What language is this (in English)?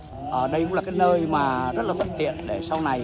Vietnamese